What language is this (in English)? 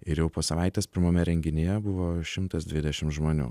Lithuanian